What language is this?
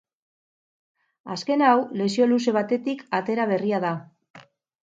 Basque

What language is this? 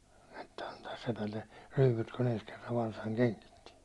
Finnish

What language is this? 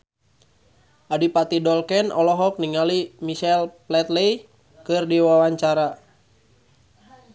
Sundanese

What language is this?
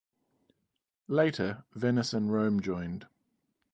English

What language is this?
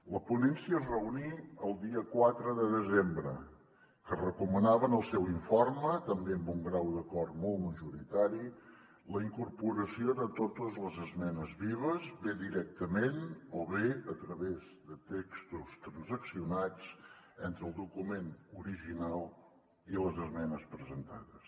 Catalan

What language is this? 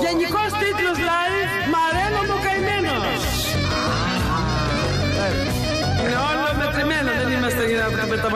Greek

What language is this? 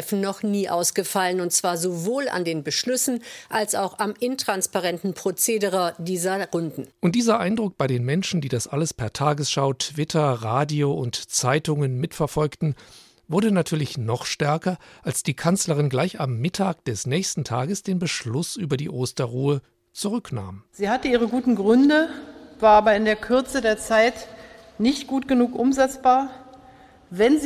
German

